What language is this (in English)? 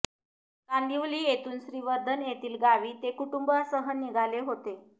Marathi